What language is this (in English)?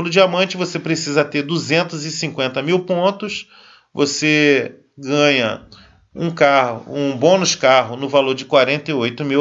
Portuguese